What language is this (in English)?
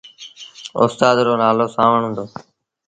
Sindhi Bhil